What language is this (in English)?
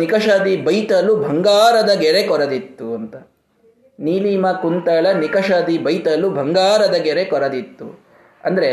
Kannada